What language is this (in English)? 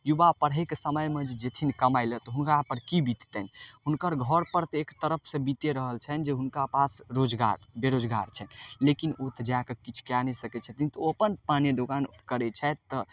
Maithili